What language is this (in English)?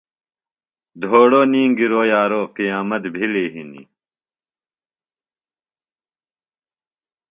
Phalura